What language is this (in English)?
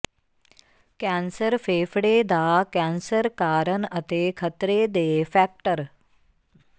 Punjabi